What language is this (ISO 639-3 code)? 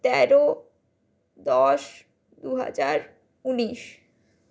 ben